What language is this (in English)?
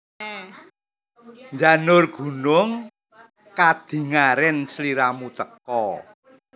Javanese